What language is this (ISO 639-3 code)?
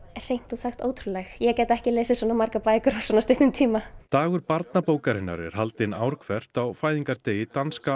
isl